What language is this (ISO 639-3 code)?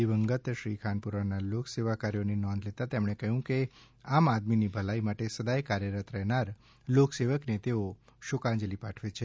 guj